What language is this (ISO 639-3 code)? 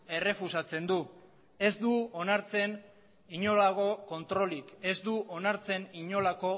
eus